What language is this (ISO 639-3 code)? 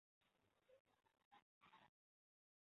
zho